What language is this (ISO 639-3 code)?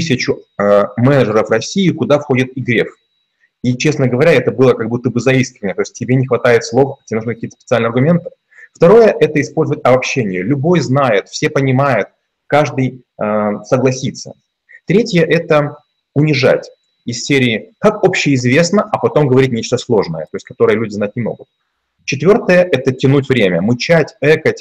rus